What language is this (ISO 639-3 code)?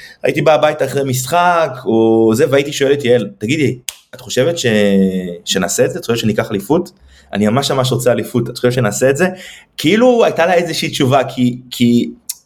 heb